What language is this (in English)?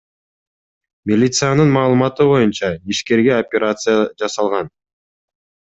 Kyrgyz